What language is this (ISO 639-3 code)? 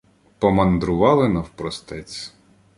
ukr